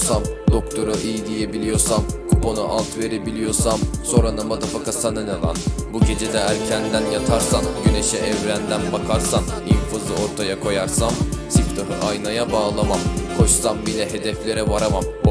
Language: Turkish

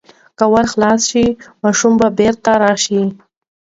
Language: Pashto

